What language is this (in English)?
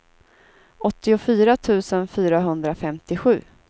Swedish